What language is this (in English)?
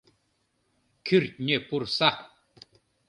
Mari